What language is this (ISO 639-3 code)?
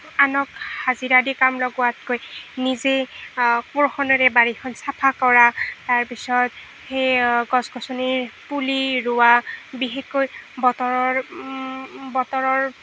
asm